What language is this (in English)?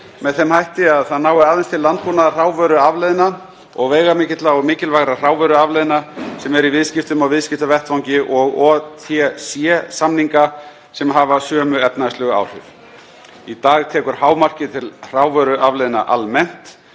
Icelandic